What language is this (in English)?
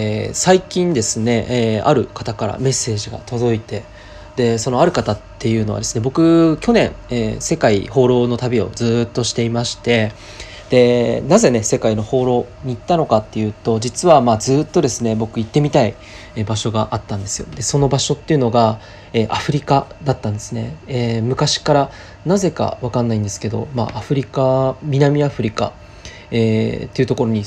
Japanese